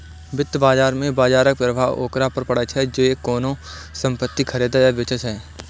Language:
Maithili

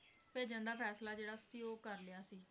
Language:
Punjabi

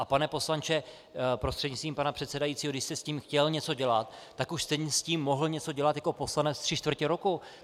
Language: Czech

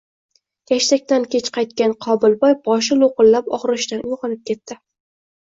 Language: Uzbek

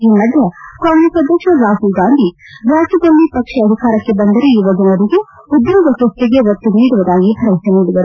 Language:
Kannada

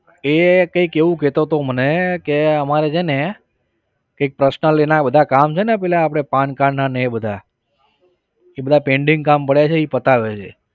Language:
Gujarati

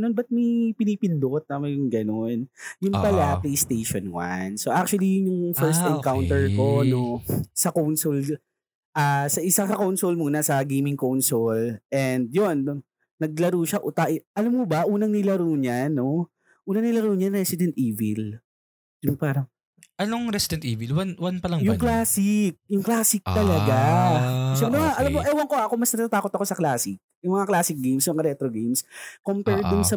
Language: Filipino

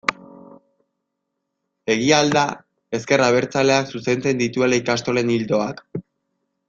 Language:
Basque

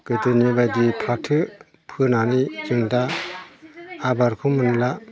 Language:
Bodo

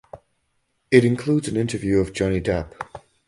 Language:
English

